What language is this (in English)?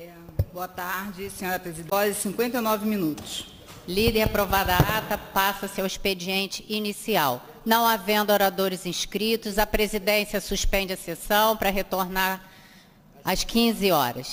Portuguese